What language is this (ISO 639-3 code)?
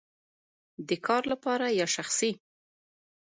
pus